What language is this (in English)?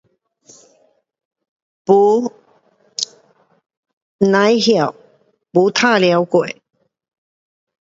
Pu-Xian Chinese